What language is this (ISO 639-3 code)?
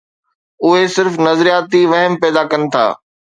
snd